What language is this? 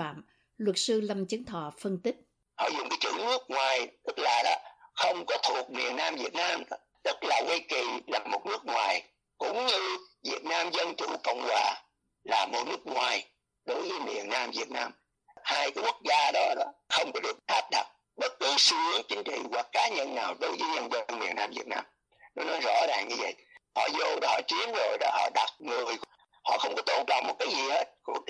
Vietnamese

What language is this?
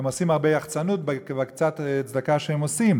Hebrew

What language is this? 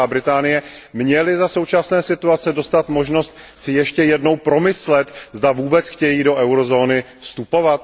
Czech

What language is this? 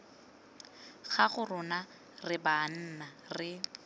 Tswana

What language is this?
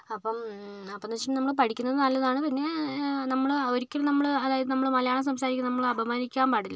Malayalam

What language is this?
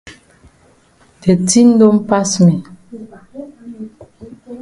Cameroon Pidgin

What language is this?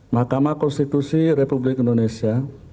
Indonesian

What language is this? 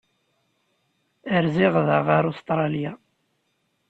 Kabyle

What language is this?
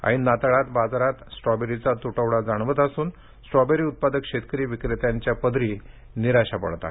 Marathi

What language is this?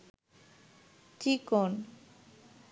Bangla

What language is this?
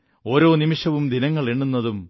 Malayalam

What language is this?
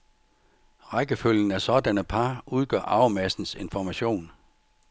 Danish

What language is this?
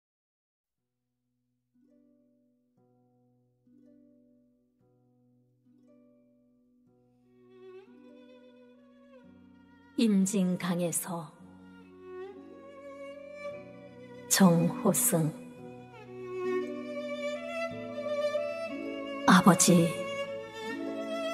Korean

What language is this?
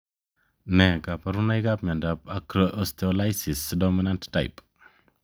Kalenjin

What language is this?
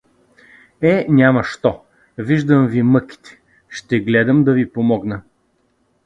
Bulgarian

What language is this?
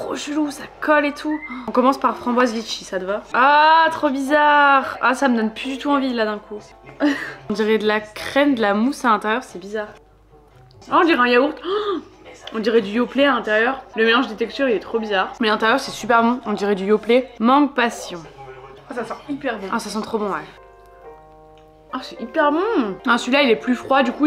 French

